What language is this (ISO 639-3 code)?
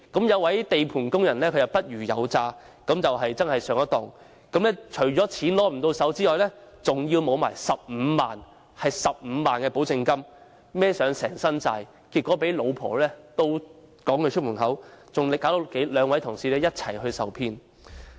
yue